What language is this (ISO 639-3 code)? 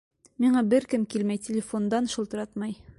bak